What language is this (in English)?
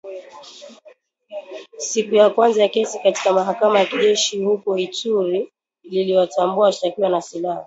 Swahili